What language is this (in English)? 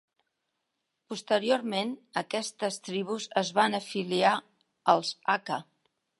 Catalan